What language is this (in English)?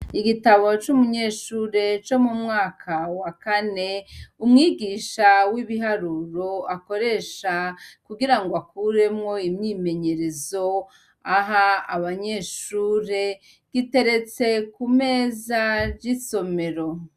Rundi